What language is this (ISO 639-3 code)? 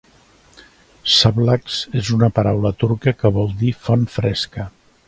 cat